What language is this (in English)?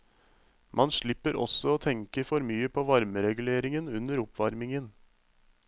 Norwegian